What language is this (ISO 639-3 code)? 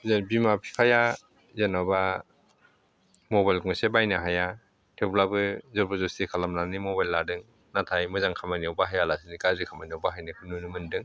brx